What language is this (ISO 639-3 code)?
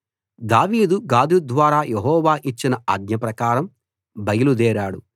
tel